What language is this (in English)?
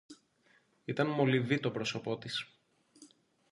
Greek